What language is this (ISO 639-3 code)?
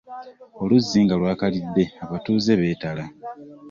lug